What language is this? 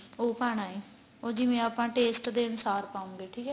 Punjabi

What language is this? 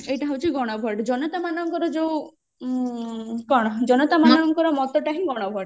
Odia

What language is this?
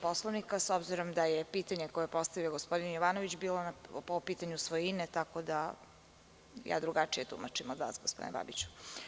Serbian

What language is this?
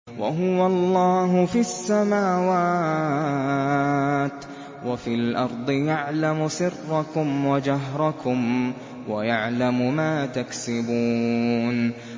Arabic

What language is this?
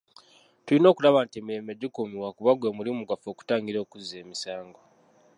Ganda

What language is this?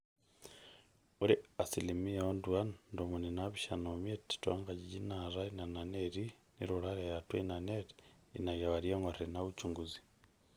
Masai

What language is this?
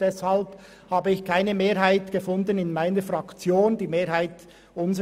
Swiss German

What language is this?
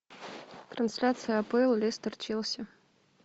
Russian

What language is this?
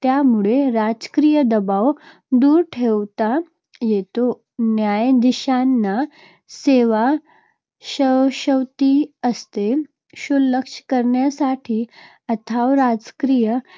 Marathi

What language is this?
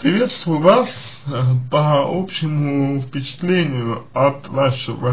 Russian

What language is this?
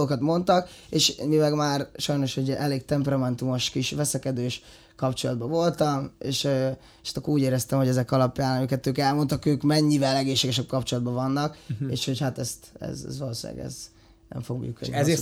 Hungarian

